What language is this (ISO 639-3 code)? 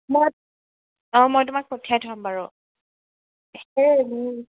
asm